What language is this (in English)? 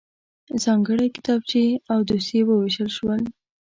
Pashto